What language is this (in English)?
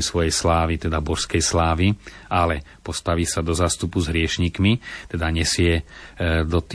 Slovak